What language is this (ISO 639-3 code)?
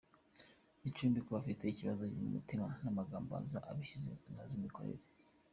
kin